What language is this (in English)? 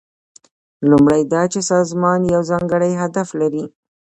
Pashto